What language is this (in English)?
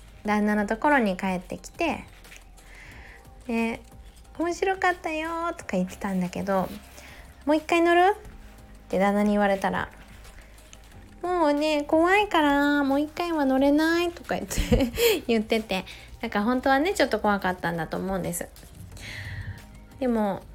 Japanese